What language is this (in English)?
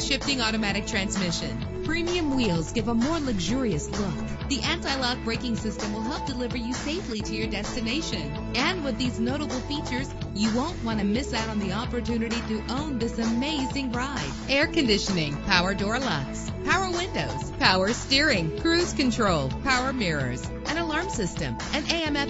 English